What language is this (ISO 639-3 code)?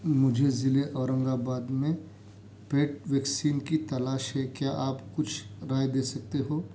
urd